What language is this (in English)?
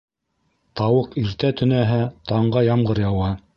Bashkir